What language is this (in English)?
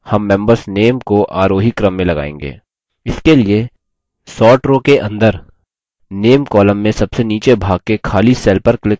Hindi